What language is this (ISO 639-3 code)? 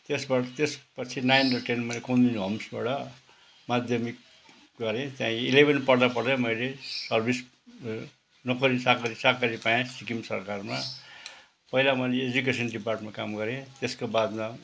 nep